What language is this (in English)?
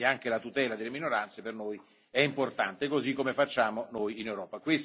Italian